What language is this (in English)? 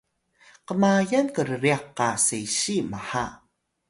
Atayal